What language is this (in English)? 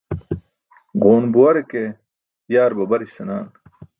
Burushaski